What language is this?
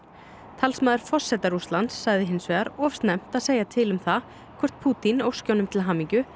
Icelandic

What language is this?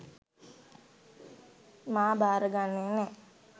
Sinhala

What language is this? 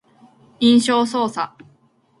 Japanese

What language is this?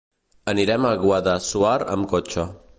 Catalan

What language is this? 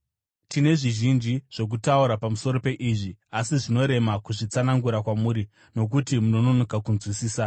Shona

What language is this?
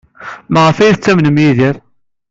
Kabyle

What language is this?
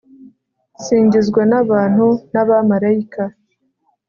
Kinyarwanda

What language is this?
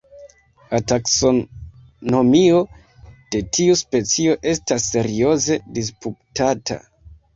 Esperanto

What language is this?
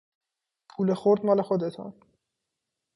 Persian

